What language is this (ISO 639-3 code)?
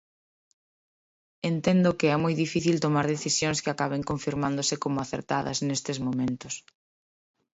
glg